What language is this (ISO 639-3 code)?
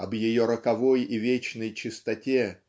rus